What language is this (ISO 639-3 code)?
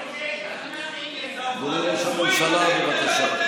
heb